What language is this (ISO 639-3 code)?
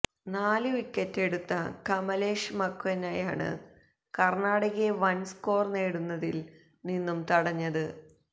mal